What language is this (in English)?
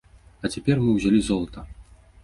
Belarusian